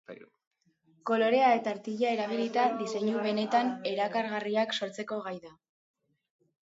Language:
Basque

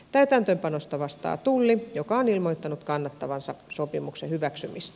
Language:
Finnish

